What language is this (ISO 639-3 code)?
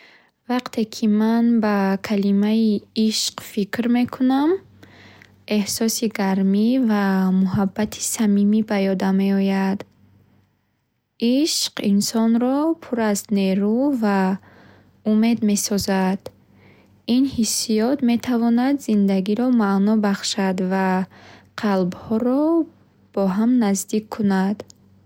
bhh